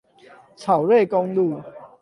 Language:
Chinese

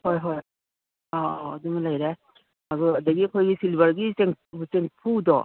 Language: Manipuri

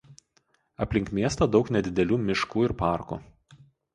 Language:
Lithuanian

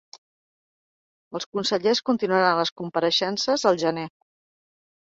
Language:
Catalan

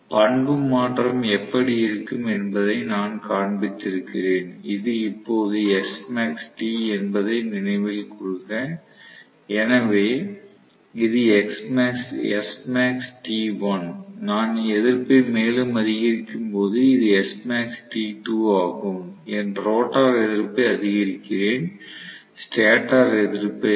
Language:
Tamil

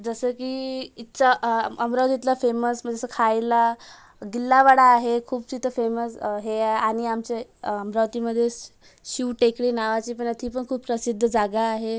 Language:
Marathi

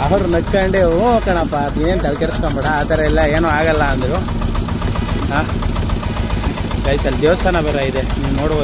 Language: Hindi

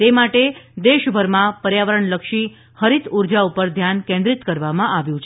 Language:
Gujarati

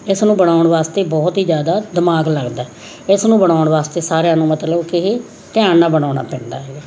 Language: Punjabi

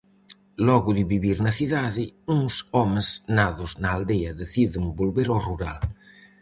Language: Galician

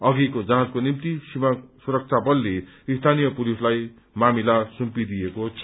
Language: Nepali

